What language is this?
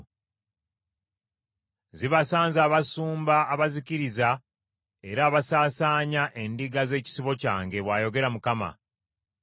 Ganda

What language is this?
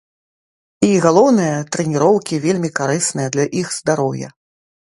Belarusian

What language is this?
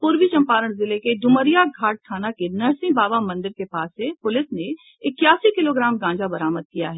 Hindi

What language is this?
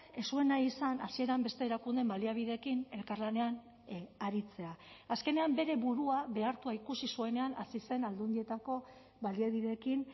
Basque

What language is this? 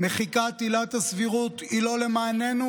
Hebrew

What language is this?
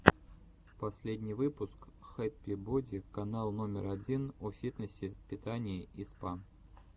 Russian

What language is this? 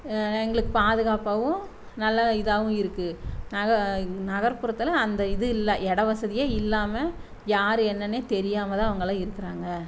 Tamil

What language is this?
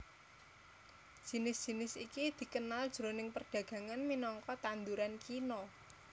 Javanese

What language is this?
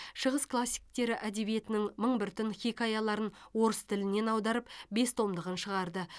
Kazakh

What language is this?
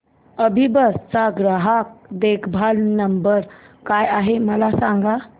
Marathi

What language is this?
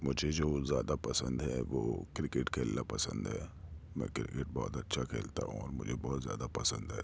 Urdu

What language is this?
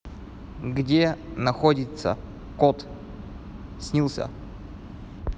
Russian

